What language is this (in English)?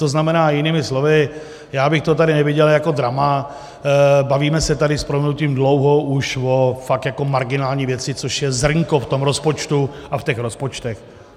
Czech